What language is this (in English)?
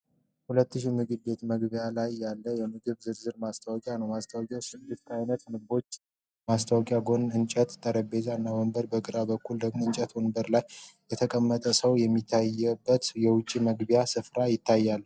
Amharic